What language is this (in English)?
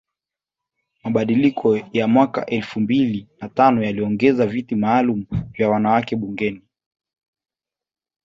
Swahili